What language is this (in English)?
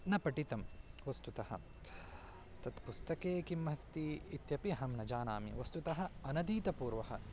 Sanskrit